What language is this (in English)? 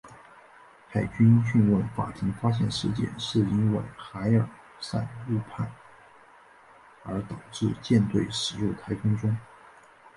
Chinese